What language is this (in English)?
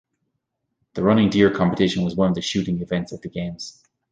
English